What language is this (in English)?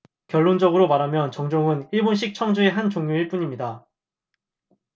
Korean